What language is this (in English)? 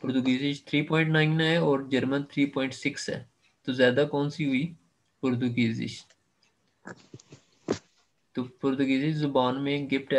Hindi